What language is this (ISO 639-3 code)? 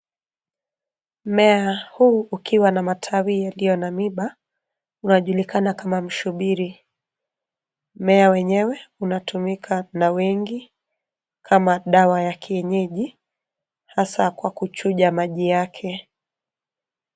swa